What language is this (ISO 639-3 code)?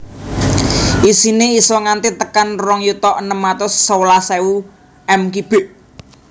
jav